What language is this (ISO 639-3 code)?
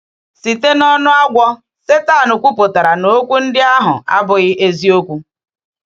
ibo